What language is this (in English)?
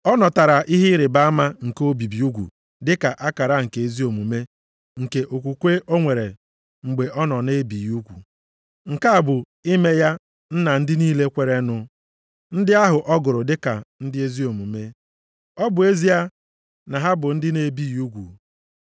Igbo